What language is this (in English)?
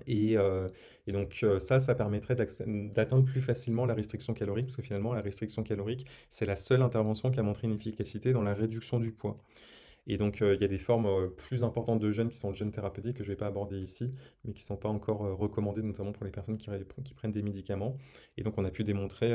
French